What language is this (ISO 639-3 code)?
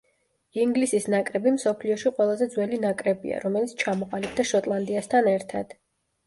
kat